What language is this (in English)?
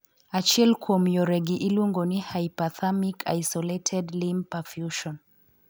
Luo (Kenya and Tanzania)